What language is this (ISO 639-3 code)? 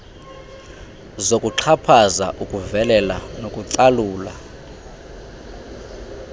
xho